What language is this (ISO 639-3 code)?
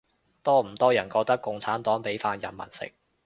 yue